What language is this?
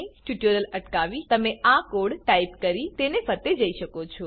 Gujarati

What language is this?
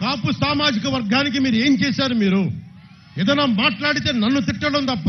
Telugu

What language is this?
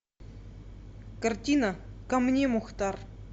Russian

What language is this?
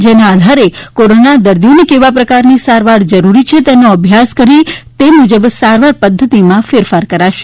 Gujarati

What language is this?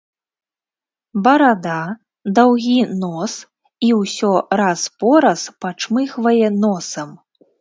Belarusian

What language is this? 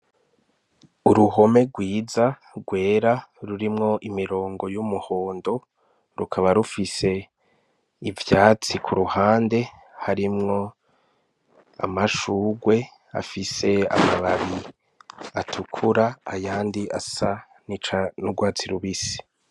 Rundi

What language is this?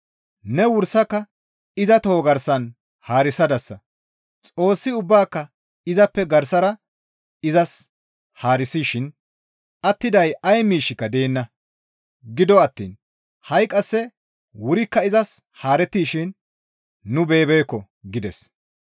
Gamo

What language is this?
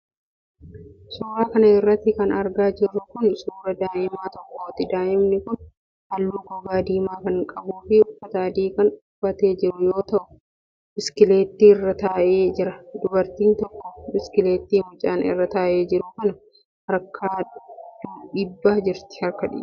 Oromo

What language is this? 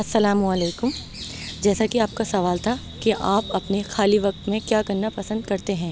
Urdu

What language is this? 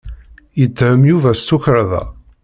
Kabyle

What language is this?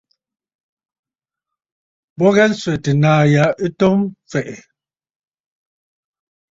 Bafut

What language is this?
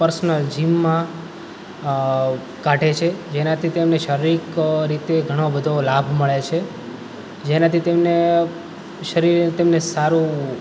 Gujarati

